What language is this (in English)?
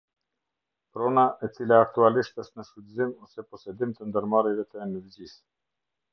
Albanian